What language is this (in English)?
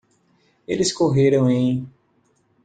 Portuguese